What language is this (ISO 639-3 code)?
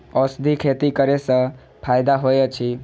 mai